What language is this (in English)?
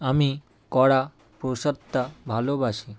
Bangla